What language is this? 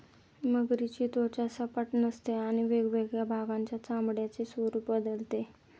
Marathi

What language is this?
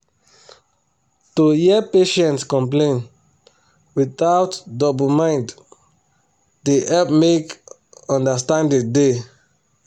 Nigerian Pidgin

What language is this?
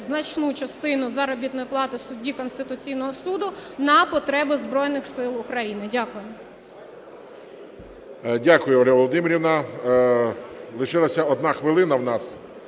Ukrainian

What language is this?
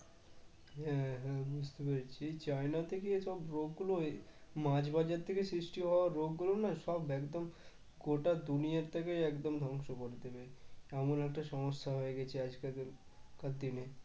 Bangla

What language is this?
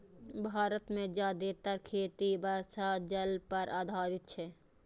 Maithili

